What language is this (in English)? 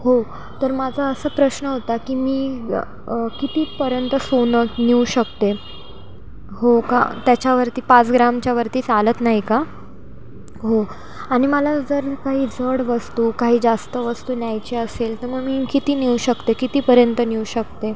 Marathi